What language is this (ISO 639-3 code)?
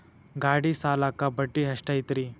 kan